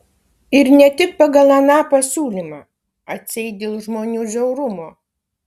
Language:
Lithuanian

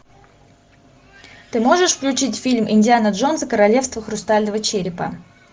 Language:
Russian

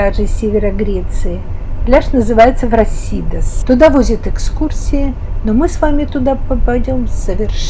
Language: Russian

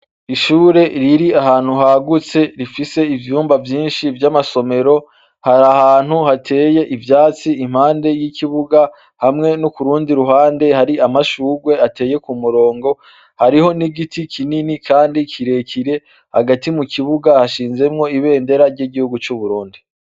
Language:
Rundi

